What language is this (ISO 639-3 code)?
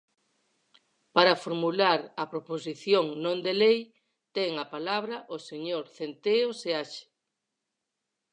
glg